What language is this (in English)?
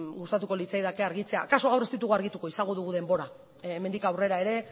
Basque